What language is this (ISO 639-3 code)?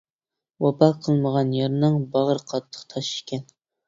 uig